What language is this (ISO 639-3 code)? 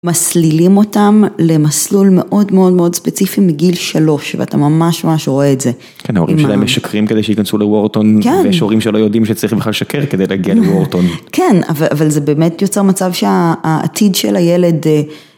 heb